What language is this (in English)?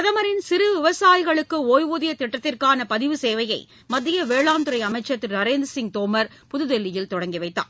Tamil